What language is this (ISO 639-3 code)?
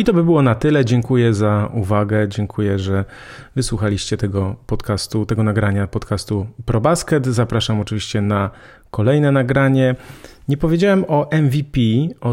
pol